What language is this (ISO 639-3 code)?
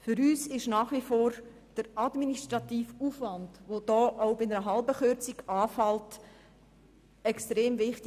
gsw